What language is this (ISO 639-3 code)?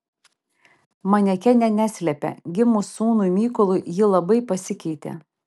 lit